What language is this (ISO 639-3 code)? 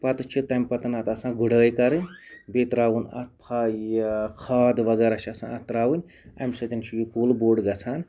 kas